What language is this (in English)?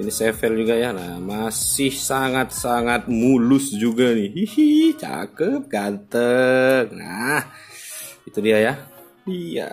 Indonesian